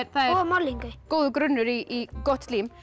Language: Icelandic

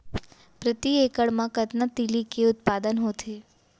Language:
Chhattisgarhi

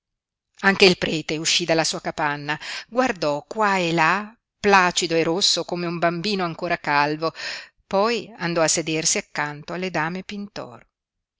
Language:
Italian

